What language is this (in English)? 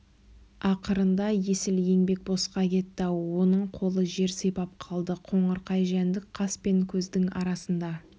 Kazakh